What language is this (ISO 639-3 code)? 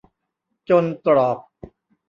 tha